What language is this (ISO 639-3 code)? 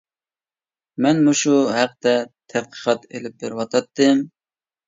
uig